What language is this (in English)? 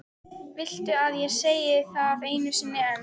Icelandic